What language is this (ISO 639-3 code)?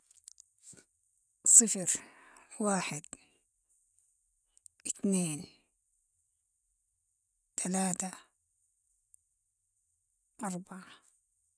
apd